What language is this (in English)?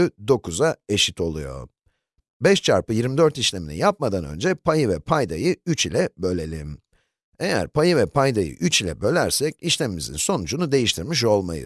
Turkish